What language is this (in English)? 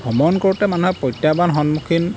Assamese